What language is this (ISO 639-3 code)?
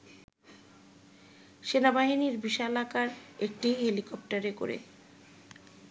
ben